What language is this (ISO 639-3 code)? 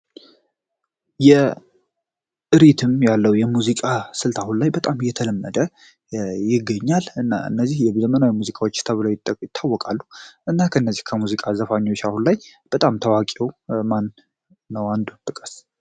amh